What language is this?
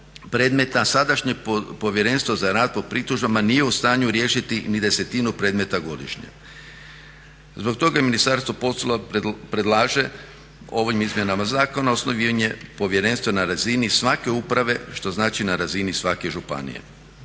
Croatian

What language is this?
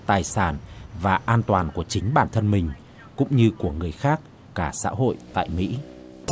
Vietnamese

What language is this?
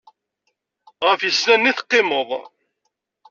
Kabyle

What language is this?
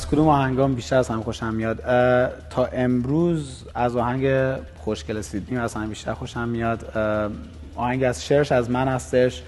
Persian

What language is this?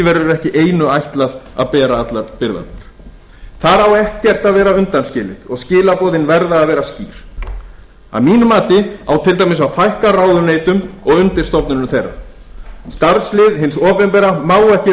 Icelandic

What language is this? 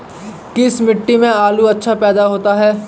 Hindi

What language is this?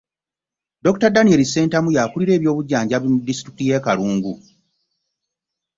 Ganda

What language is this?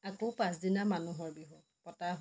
Assamese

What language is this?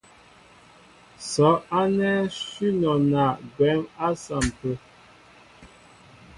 Mbo (Cameroon)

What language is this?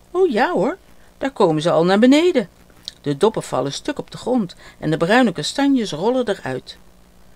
Dutch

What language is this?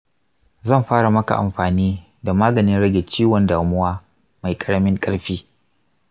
Hausa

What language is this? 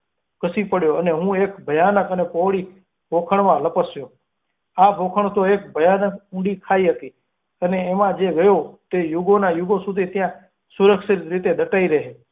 Gujarati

